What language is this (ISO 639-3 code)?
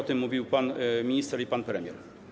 pol